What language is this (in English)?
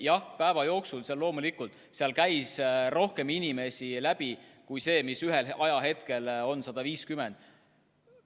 Estonian